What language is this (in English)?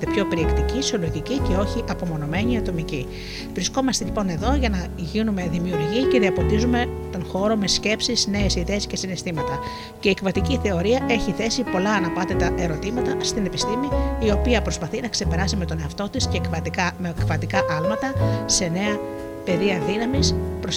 Greek